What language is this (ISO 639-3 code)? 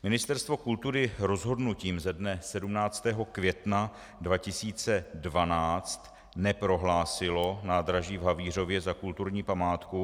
ces